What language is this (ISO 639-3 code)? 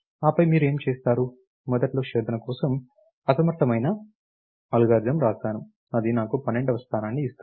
tel